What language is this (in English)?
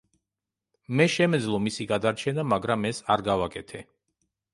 Georgian